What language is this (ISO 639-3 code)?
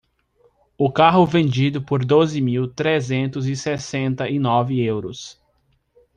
por